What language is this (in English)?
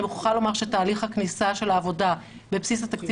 Hebrew